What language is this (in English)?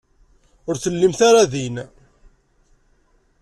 Kabyle